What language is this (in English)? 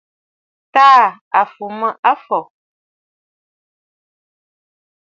Bafut